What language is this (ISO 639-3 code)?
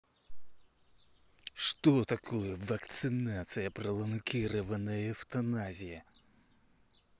rus